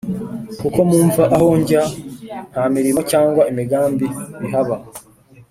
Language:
Kinyarwanda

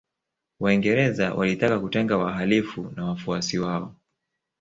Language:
Swahili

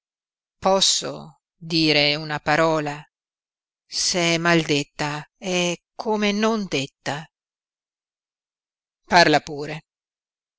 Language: Italian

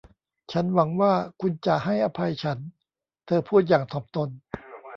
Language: Thai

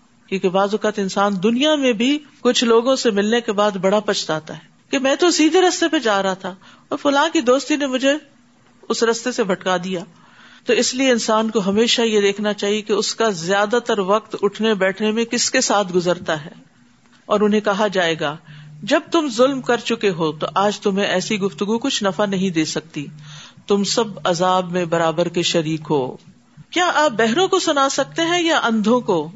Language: Urdu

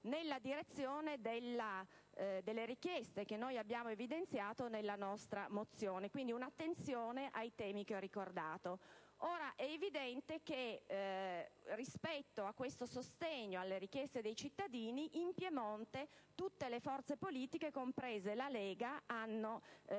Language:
Italian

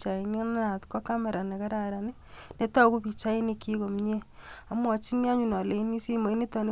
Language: Kalenjin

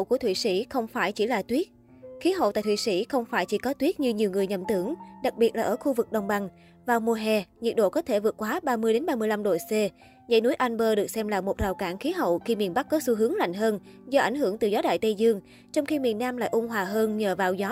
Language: Vietnamese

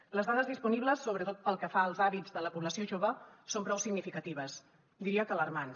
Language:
Catalan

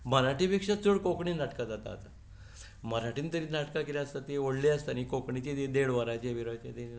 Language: Konkani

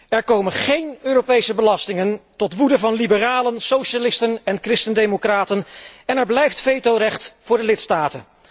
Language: Dutch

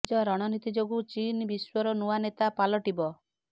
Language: Odia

